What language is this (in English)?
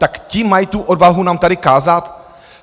Czech